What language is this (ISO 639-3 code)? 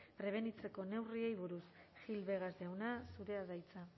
eus